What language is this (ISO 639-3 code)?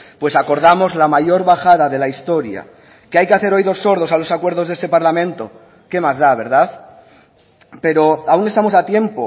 spa